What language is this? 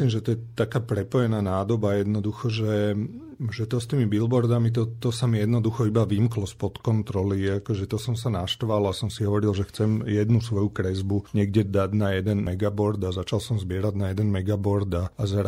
Slovak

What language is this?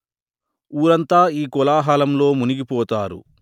Telugu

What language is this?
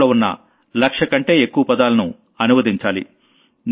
Telugu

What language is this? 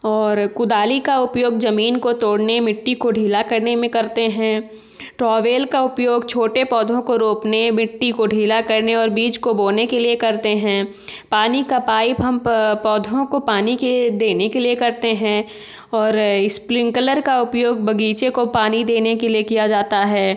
Hindi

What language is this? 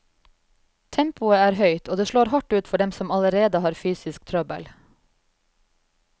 Norwegian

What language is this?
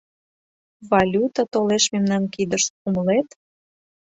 Mari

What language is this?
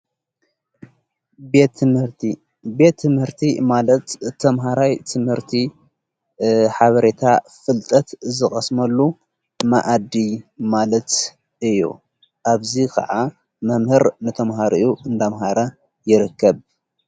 Tigrinya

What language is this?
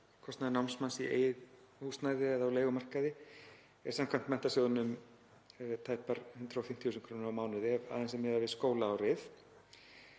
Icelandic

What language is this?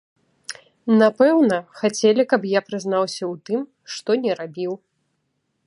Belarusian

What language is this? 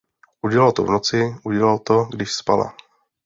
Czech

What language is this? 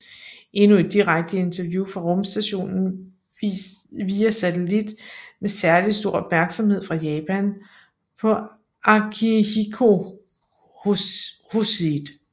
Danish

